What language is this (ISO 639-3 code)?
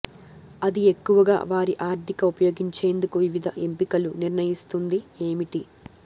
tel